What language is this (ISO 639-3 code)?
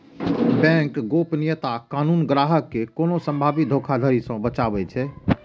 mai